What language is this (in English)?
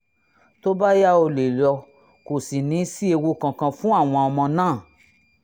Yoruba